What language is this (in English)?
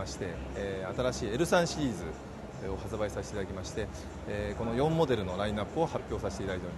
Japanese